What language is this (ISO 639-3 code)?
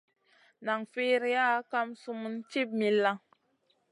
mcn